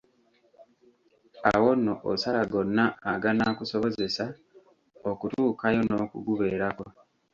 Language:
Ganda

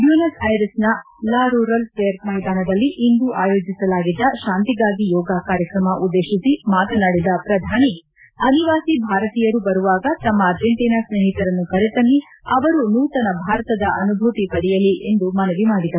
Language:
Kannada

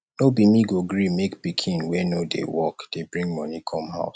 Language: Nigerian Pidgin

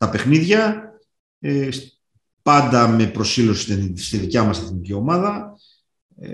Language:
Greek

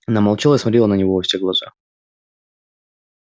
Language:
Russian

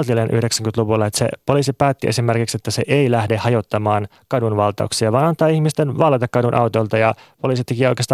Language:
Finnish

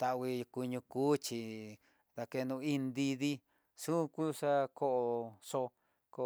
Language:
Tidaá Mixtec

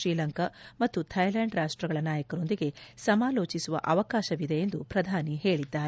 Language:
Kannada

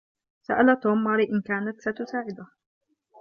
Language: Arabic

